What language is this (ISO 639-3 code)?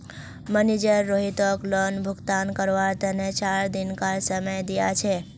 mag